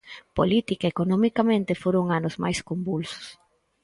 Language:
Galician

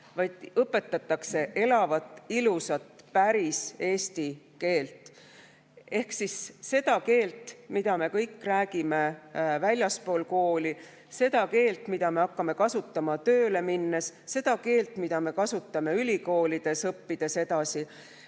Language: Estonian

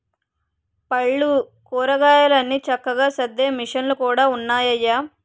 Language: Telugu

